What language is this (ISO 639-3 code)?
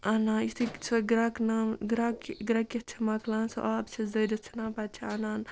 kas